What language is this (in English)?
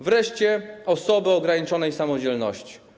Polish